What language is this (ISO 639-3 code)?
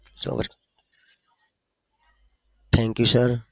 guj